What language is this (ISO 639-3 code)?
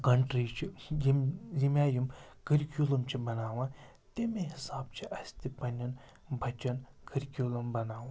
kas